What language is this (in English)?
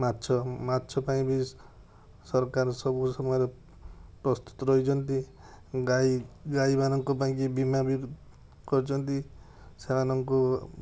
Odia